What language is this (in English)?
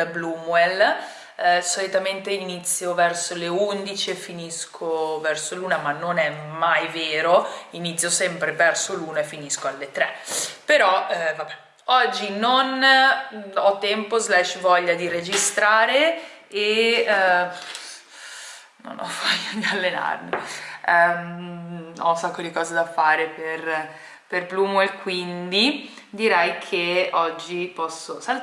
Italian